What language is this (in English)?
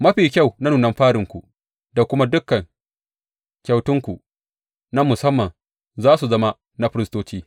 Hausa